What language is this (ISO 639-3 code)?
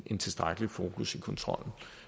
dan